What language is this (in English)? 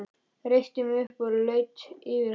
Icelandic